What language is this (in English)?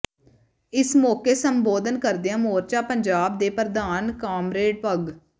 Punjabi